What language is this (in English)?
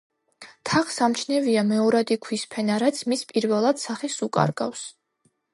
Georgian